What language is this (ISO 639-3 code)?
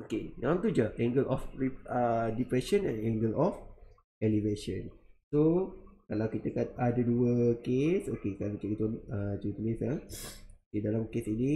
msa